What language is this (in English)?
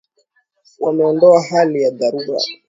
Swahili